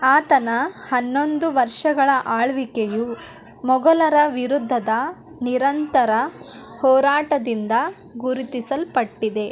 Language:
Kannada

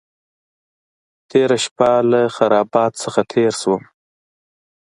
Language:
Pashto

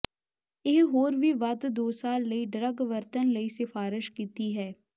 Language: Punjabi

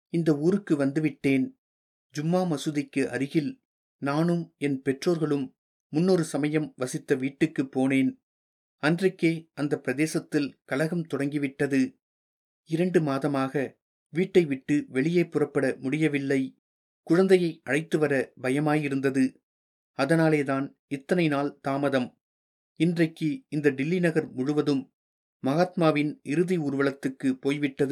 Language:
Tamil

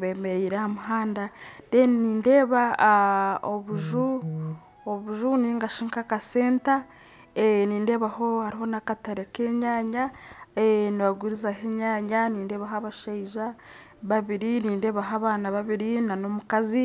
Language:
Nyankole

